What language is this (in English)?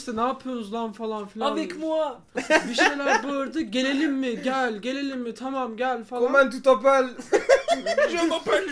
Turkish